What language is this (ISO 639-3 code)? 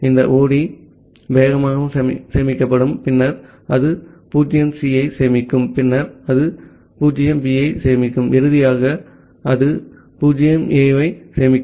tam